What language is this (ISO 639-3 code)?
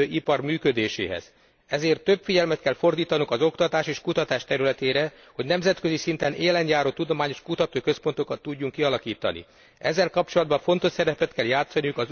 hun